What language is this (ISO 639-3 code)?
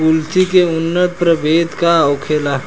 bho